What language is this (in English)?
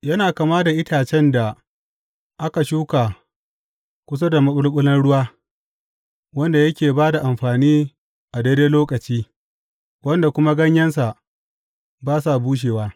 Hausa